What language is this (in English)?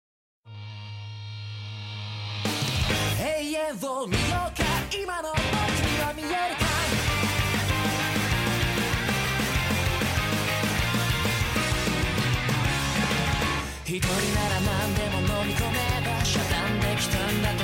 Chinese